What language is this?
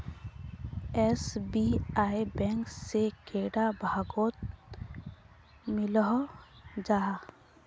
Magahi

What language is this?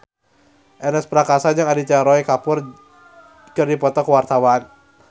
Sundanese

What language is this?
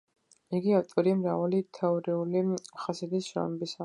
Georgian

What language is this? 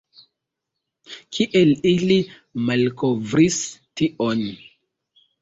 Esperanto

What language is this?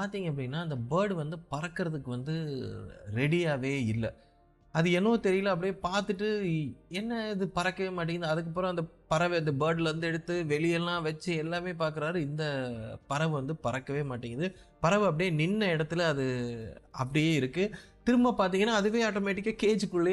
Tamil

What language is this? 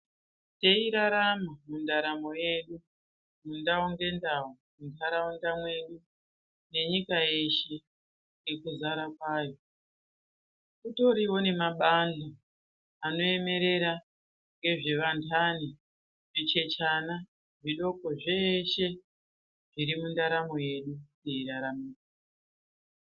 Ndau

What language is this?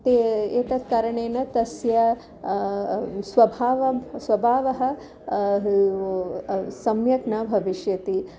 Sanskrit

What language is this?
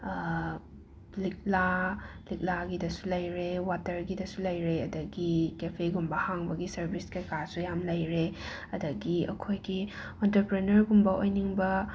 Manipuri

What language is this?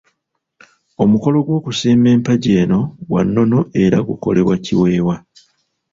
Ganda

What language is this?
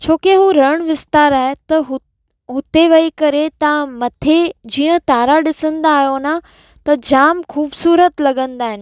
Sindhi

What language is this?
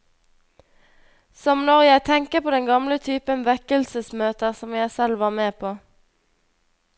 Norwegian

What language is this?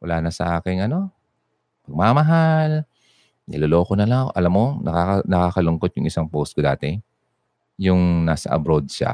Filipino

